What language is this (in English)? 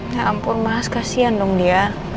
Indonesian